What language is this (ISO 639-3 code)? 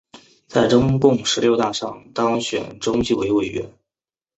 zho